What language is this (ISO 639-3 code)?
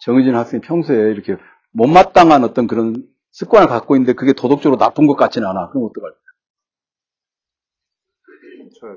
kor